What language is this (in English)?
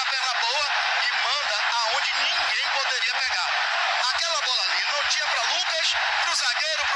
Portuguese